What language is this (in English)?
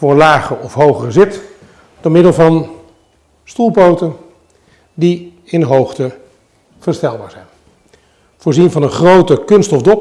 Dutch